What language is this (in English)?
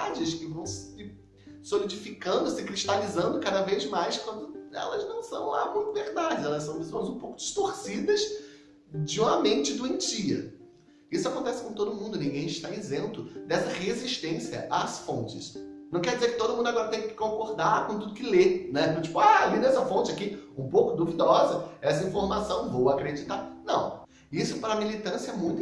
Portuguese